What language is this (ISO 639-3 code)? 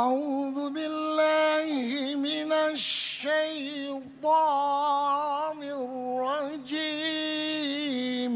msa